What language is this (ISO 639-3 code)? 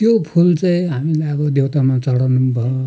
nep